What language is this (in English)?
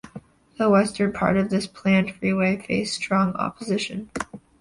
English